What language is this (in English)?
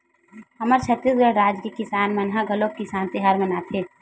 Chhattisgarhi